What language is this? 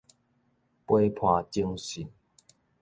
Min Nan Chinese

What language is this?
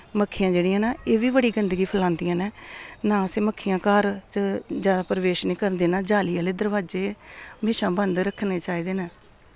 Dogri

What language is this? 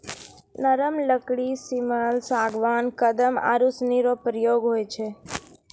Maithili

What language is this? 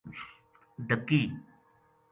Gujari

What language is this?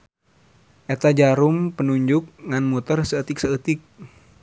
Sundanese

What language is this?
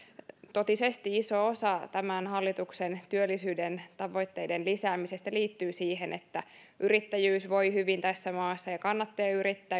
Finnish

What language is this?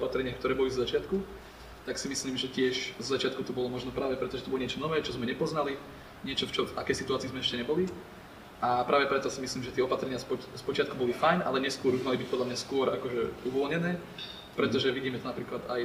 Slovak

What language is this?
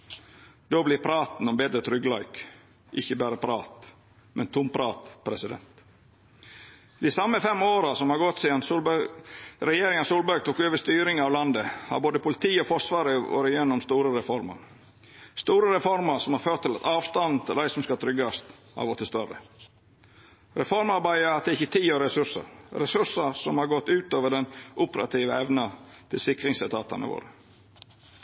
Norwegian Nynorsk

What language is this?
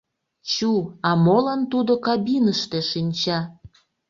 Mari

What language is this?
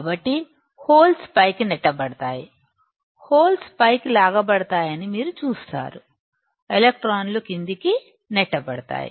Telugu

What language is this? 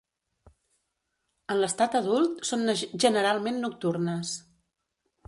Catalan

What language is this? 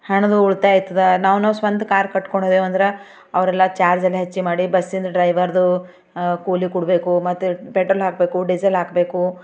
Kannada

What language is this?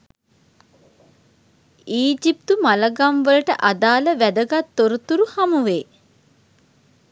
Sinhala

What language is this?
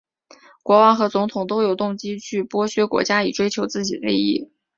Chinese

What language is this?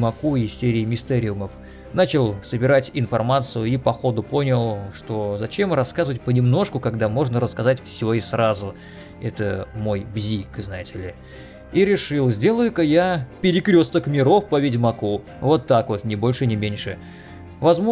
Russian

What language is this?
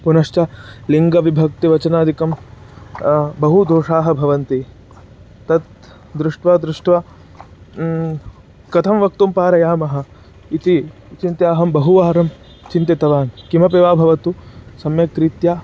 Sanskrit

